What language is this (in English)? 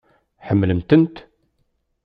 Kabyle